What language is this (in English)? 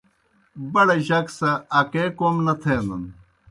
Kohistani Shina